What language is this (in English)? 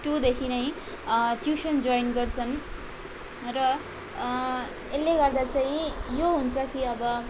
Nepali